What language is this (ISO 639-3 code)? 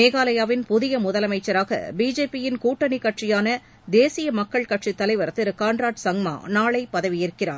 tam